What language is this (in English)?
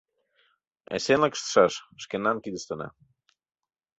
Mari